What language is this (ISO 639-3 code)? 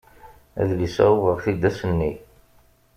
kab